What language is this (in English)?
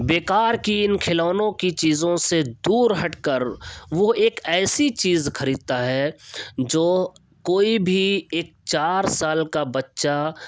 Urdu